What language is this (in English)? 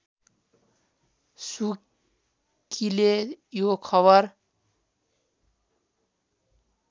Nepali